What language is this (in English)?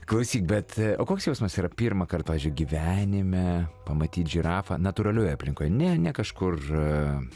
Lithuanian